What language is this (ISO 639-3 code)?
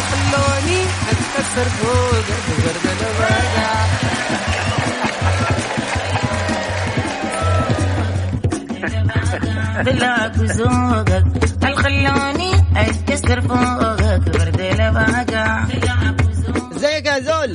ara